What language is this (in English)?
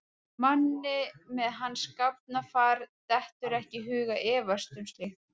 Icelandic